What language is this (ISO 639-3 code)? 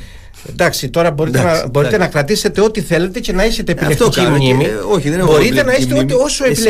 ell